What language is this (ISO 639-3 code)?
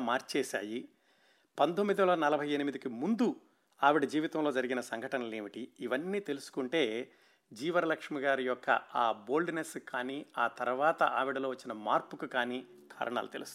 tel